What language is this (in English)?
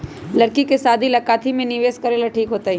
Magahi